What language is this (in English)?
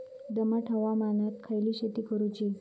Marathi